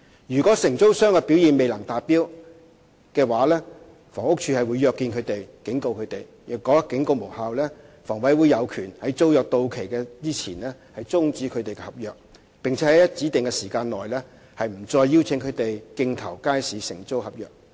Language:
Cantonese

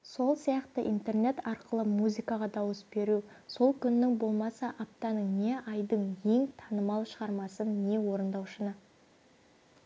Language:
Kazakh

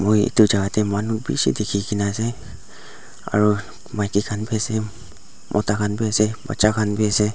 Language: Naga Pidgin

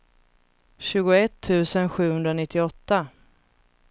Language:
Swedish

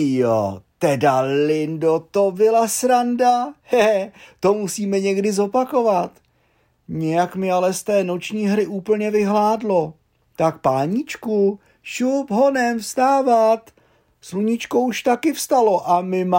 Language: Czech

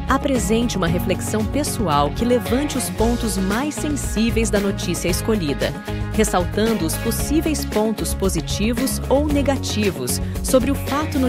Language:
Portuguese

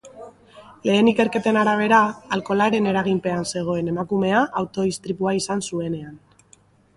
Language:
Basque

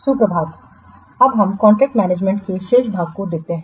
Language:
Hindi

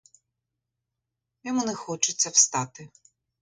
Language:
Ukrainian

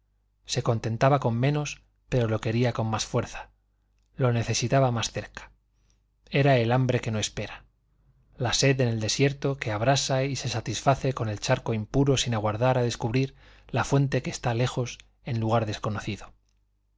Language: Spanish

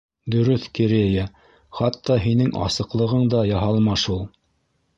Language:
Bashkir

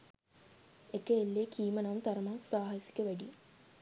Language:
Sinhala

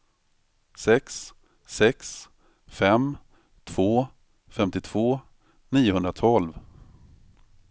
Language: Swedish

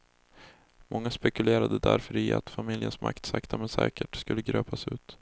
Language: Swedish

